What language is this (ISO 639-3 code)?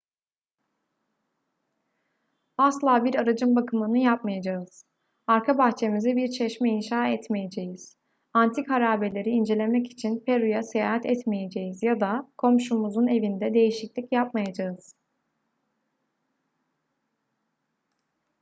tur